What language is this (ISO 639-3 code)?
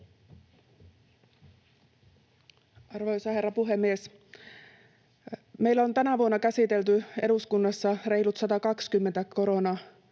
fin